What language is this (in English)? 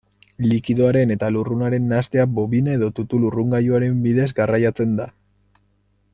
Basque